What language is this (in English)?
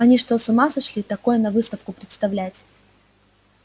Russian